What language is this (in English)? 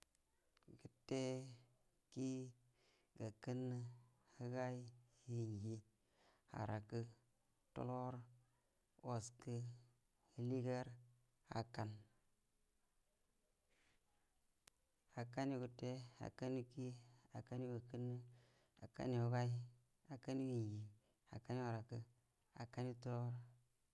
Buduma